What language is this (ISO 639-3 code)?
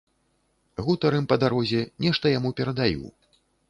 bel